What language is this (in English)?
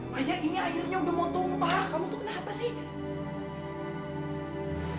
Indonesian